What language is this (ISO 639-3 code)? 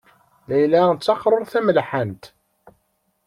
kab